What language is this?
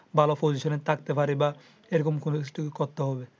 Bangla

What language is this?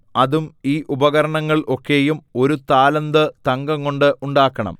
Malayalam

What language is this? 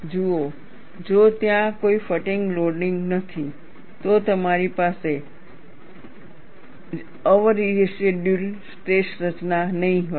Gujarati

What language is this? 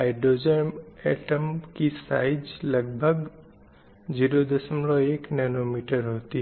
Hindi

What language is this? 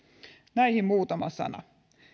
Finnish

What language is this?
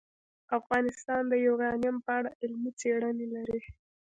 Pashto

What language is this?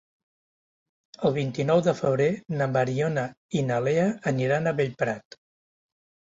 Catalan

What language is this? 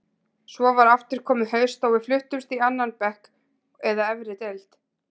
Icelandic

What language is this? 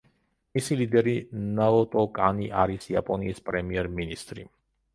Georgian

